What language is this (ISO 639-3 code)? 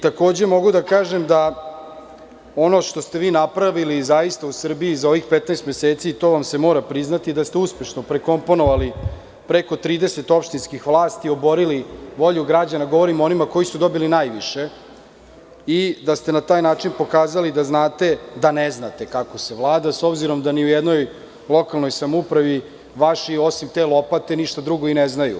srp